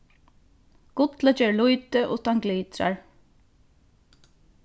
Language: Faroese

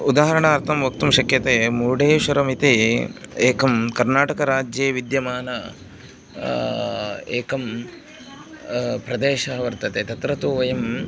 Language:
Sanskrit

